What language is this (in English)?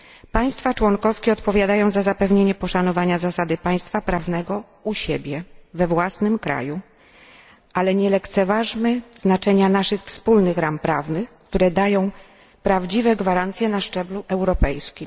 Polish